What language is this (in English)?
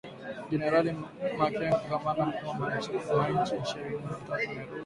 Swahili